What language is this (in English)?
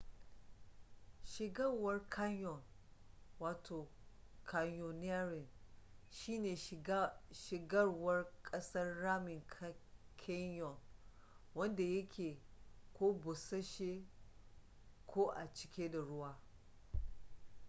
Hausa